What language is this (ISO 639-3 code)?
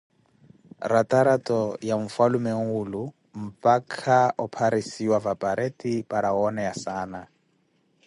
eko